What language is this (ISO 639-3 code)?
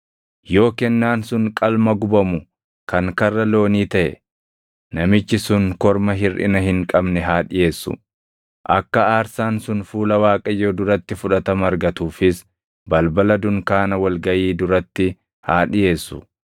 orm